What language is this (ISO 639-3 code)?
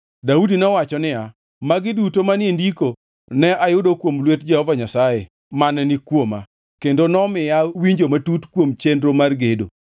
luo